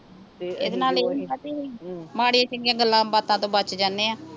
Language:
Punjabi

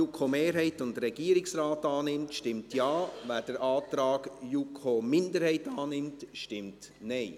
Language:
Swiss German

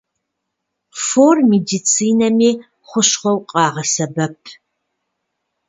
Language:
Kabardian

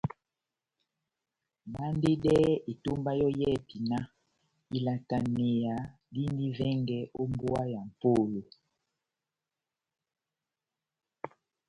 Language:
Batanga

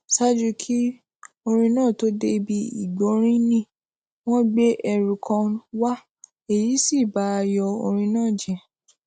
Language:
Yoruba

